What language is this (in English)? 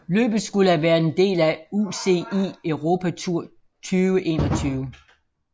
Danish